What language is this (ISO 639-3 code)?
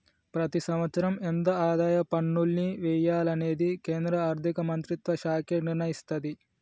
tel